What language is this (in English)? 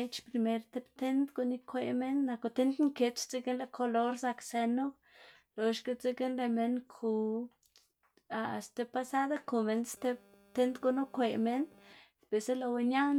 Xanaguía Zapotec